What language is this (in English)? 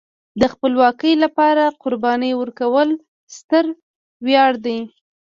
Pashto